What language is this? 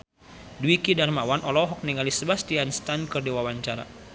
Sundanese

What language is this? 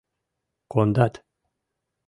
Mari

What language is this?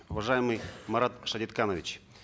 Kazakh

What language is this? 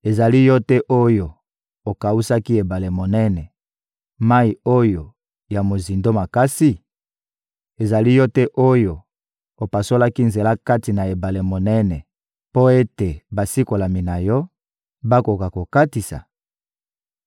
Lingala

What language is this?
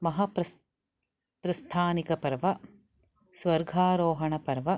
Sanskrit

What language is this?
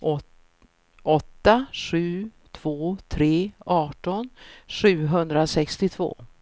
Swedish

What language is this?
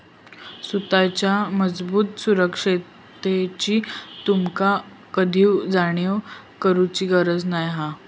Marathi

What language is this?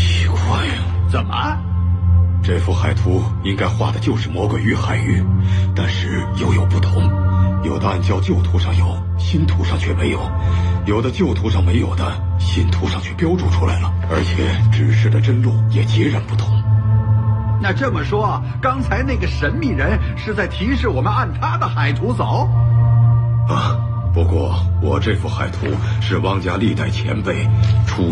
Chinese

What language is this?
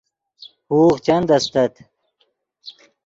Yidgha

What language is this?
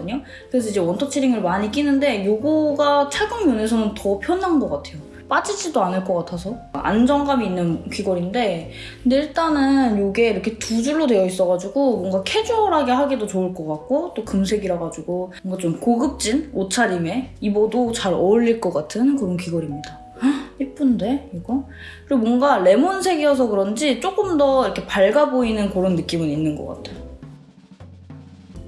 Korean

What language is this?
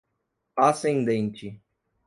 Portuguese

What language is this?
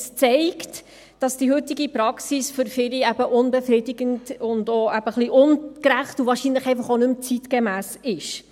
Swiss German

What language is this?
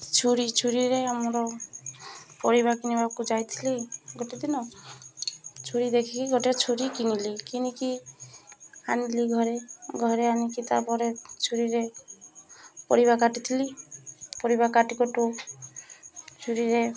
Odia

